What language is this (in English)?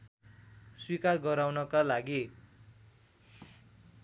Nepali